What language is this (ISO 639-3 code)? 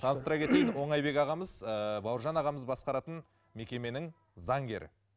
kaz